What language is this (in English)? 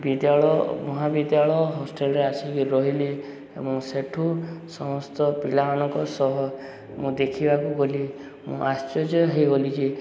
Odia